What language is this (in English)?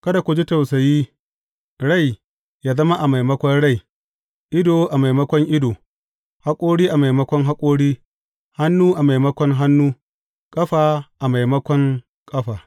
Hausa